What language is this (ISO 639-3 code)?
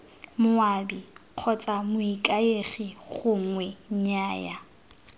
tsn